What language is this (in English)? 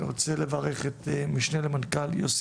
Hebrew